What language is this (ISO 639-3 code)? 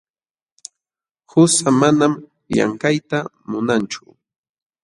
qxw